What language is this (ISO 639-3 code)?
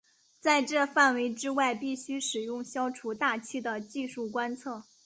zho